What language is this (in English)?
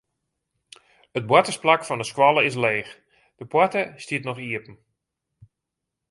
Western Frisian